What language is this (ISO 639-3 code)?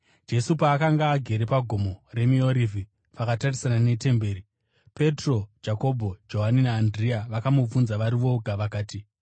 sna